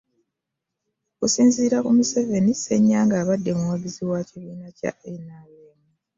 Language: Ganda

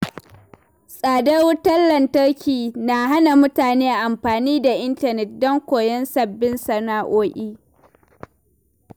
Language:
Hausa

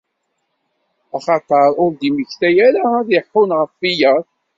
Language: Kabyle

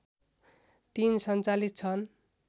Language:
Nepali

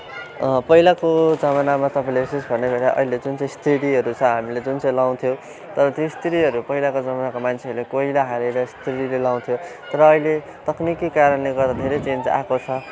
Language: Nepali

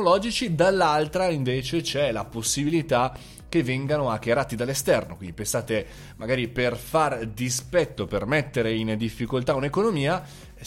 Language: Italian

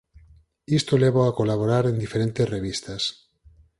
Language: Galician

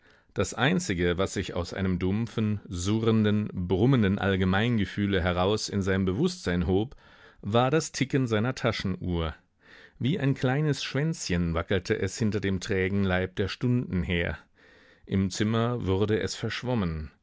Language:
German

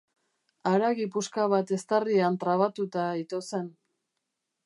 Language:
Basque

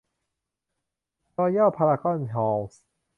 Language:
Thai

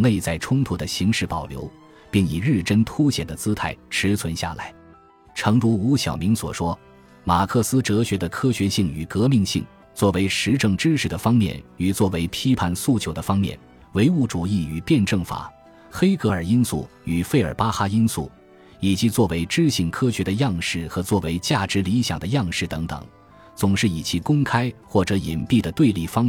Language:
Chinese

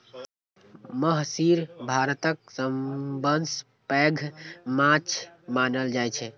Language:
Maithili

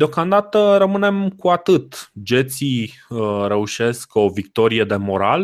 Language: Romanian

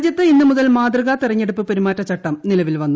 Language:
Malayalam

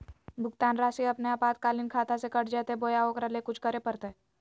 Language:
Magahi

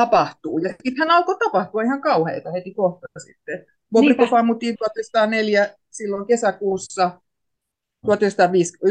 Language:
Finnish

